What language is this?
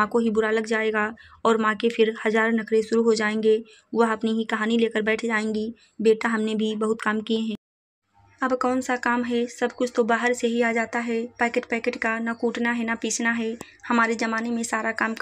Hindi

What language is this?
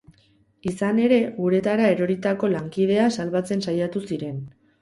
Basque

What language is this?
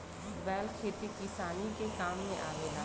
Bhojpuri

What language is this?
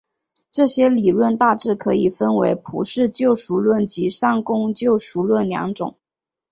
Chinese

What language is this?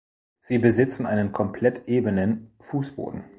German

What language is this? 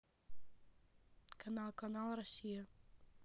Russian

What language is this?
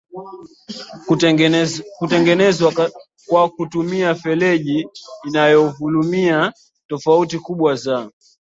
Swahili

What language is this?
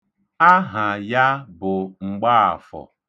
Igbo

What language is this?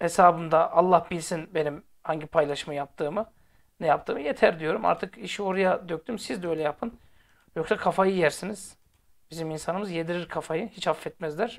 Turkish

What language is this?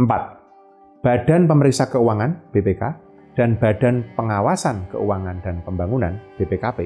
Indonesian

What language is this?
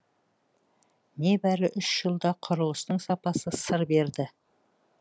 Kazakh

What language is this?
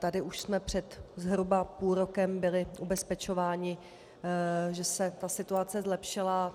Czech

